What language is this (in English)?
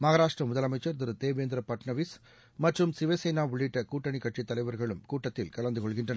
Tamil